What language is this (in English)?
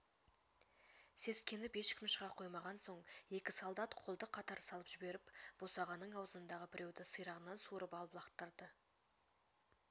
Kazakh